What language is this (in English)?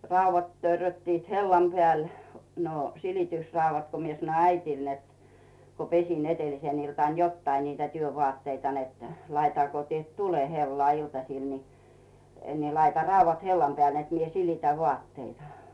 Finnish